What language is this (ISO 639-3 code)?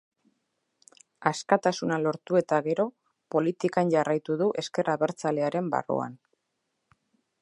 eus